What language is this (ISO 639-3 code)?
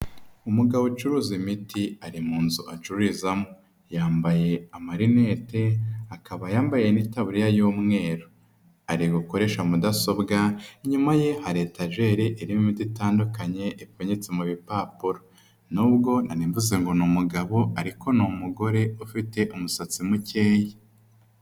kin